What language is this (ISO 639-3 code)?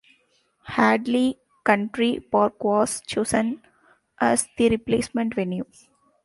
eng